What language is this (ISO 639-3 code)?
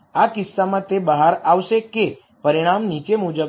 guj